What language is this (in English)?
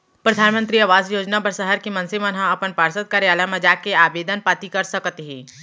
Chhattisgarhi